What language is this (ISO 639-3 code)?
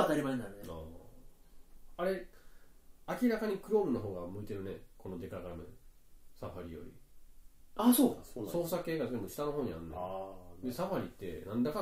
jpn